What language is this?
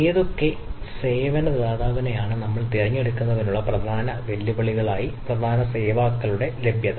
Malayalam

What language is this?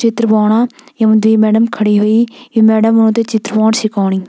Garhwali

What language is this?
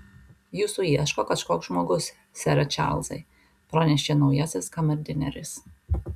Lithuanian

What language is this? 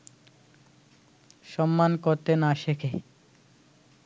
Bangla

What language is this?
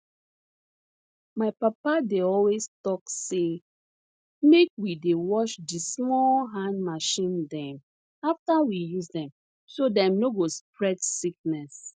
Nigerian Pidgin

